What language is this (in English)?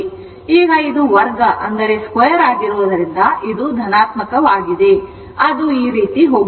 Kannada